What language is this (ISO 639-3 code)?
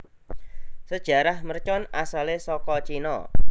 jav